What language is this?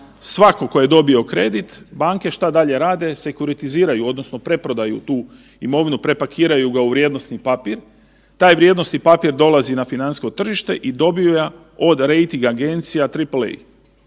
Croatian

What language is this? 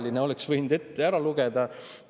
Estonian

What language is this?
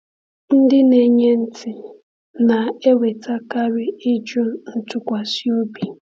Igbo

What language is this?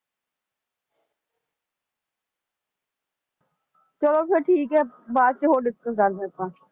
Punjabi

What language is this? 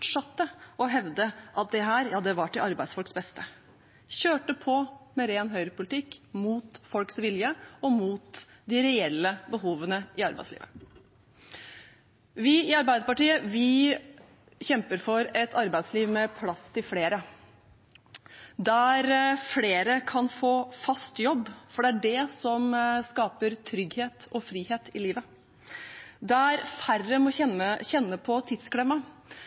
Norwegian Bokmål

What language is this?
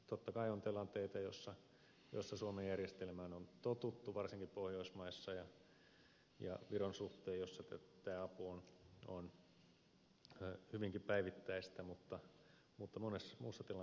Finnish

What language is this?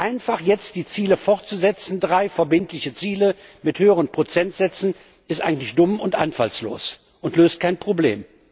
German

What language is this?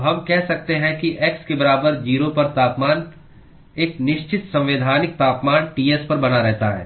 Hindi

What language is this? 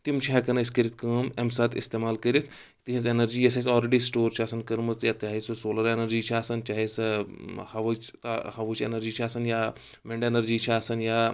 Kashmiri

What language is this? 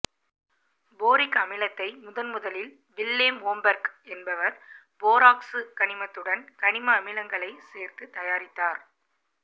Tamil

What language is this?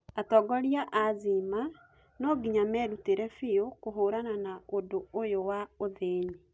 Kikuyu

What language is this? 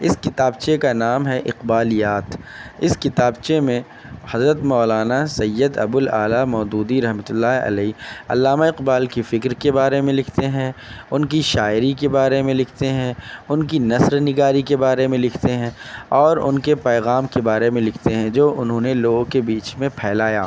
Urdu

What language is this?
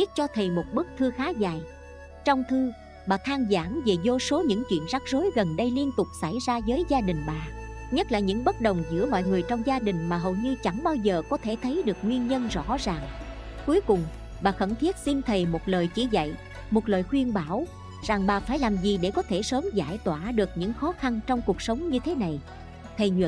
Vietnamese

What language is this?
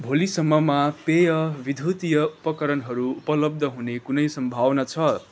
Nepali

